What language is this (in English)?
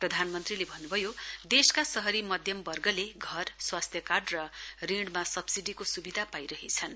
Nepali